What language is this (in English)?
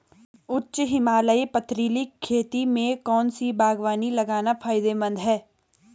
Hindi